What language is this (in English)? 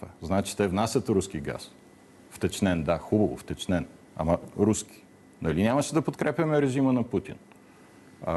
Bulgarian